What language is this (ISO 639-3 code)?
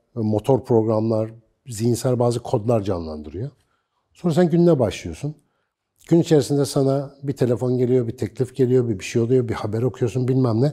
tur